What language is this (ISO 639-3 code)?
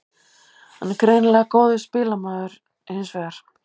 isl